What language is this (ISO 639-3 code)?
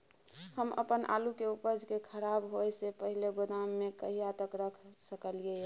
mai